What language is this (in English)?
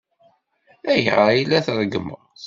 Kabyle